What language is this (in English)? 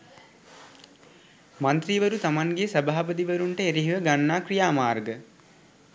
Sinhala